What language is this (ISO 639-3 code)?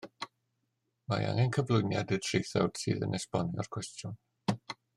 cym